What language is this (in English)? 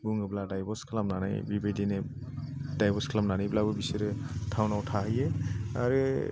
Bodo